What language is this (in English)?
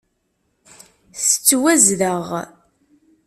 Kabyle